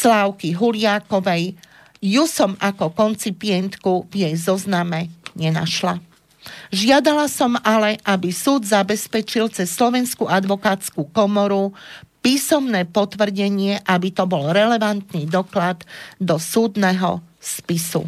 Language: Slovak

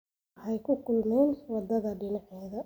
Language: Somali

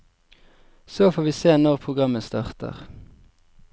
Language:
Norwegian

